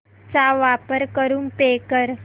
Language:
Marathi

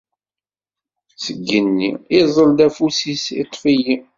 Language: Kabyle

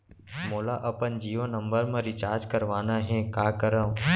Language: Chhattisgarhi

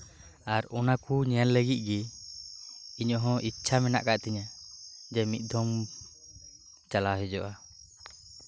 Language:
Santali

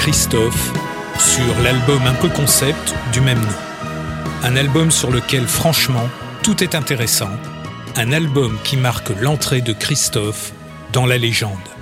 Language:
French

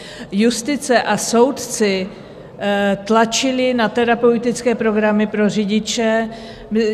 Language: Czech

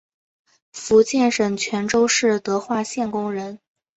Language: Chinese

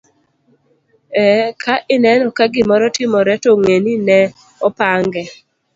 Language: Luo (Kenya and Tanzania)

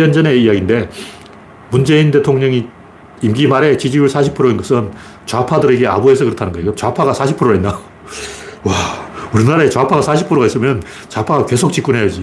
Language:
Korean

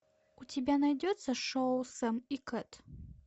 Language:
Russian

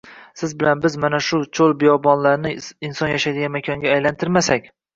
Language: Uzbek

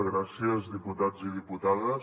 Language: Catalan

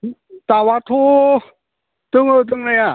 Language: Bodo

